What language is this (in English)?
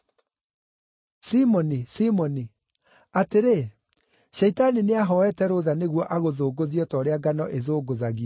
Kikuyu